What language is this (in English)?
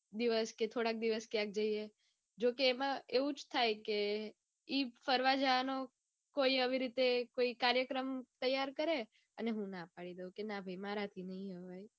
Gujarati